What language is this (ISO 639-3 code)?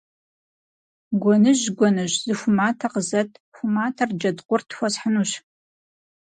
kbd